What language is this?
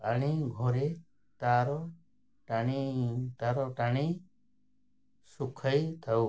Odia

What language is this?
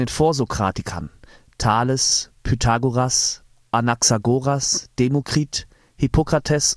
German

